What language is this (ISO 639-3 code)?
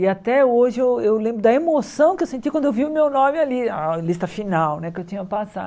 por